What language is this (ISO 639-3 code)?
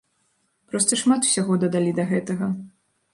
bel